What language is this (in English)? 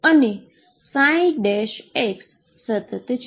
Gujarati